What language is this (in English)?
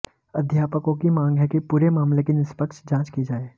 Hindi